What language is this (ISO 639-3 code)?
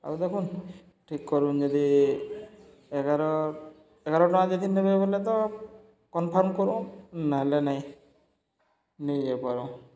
ori